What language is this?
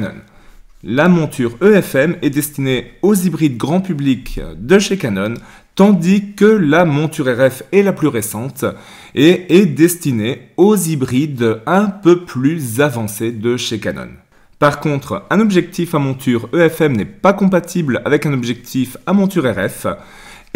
French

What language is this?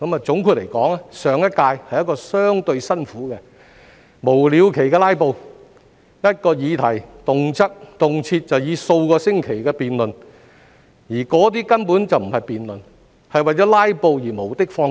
Cantonese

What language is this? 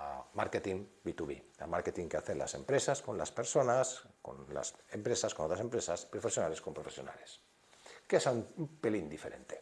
Spanish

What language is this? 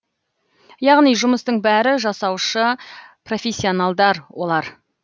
Kazakh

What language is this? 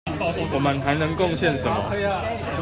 Chinese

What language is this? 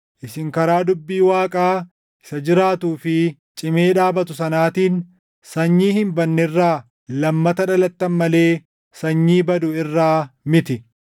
Oromo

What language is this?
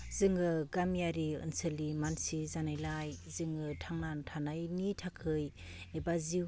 Bodo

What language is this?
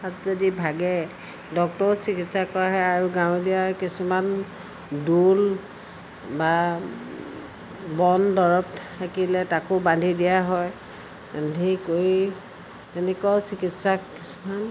Assamese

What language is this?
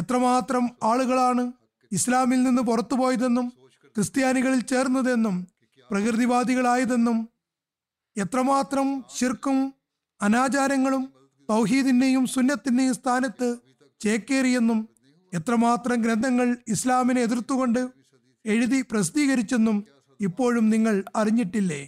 Malayalam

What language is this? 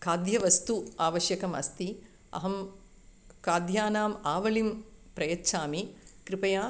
Sanskrit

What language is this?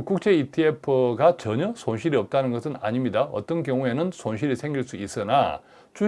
Korean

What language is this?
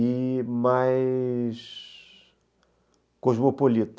Portuguese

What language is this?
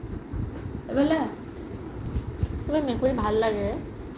Assamese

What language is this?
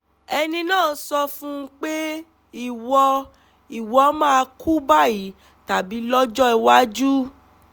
Yoruba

